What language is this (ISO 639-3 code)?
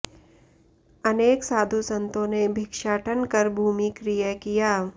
san